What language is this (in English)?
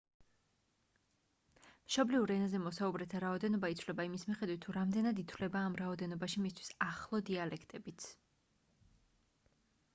Georgian